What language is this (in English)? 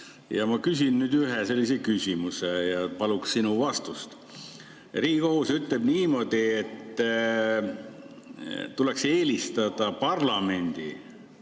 Estonian